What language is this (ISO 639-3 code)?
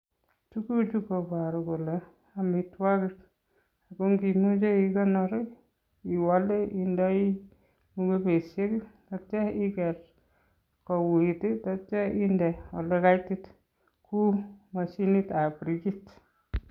kln